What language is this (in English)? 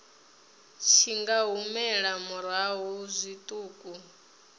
Venda